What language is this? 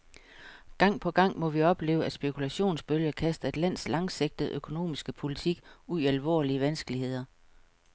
Danish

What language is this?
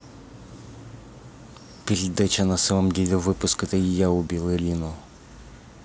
Russian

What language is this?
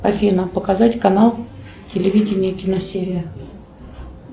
Russian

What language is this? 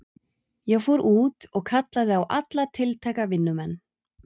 Icelandic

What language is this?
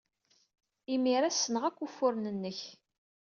Kabyle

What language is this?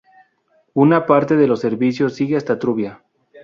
Spanish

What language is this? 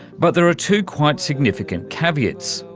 English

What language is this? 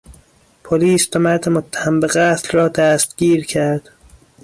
Persian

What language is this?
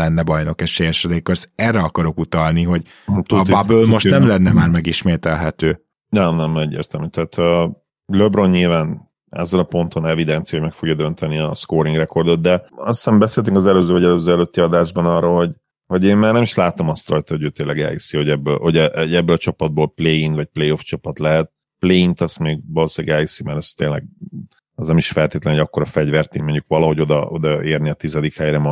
Hungarian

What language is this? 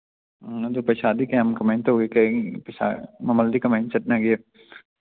Manipuri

